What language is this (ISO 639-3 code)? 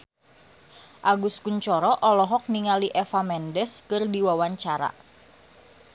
sun